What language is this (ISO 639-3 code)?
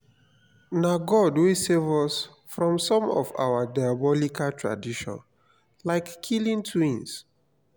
pcm